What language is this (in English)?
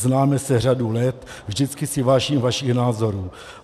Czech